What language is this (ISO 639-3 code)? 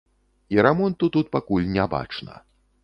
bel